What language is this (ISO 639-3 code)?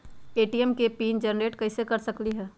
mag